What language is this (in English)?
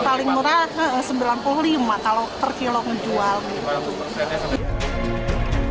Indonesian